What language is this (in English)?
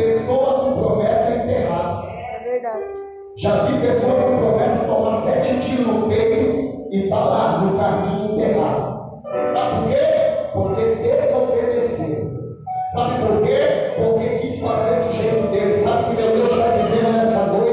Portuguese